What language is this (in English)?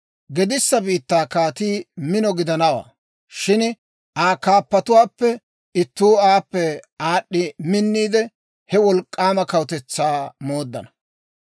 Dawro